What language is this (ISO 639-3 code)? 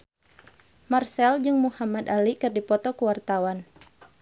sun